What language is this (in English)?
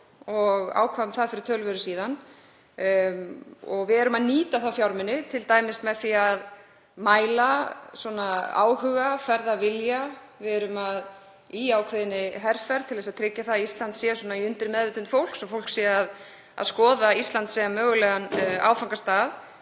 Icelandic